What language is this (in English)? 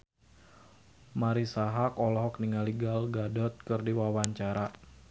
Sundanese